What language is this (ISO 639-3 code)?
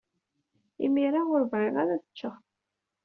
kab